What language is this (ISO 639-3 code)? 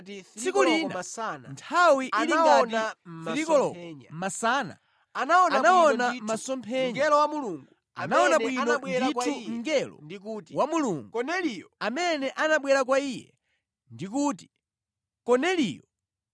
nya